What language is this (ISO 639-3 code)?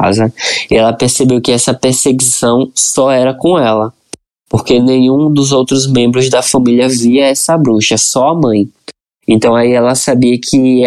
por